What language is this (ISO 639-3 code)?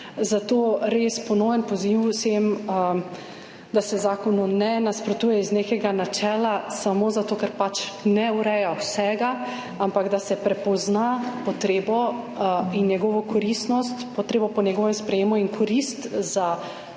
slv